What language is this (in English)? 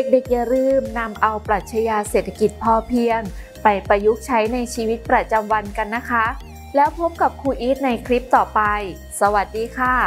Thai